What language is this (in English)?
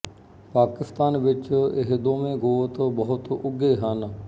Punjabi